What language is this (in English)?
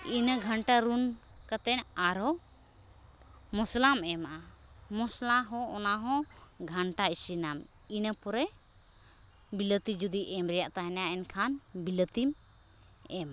Santali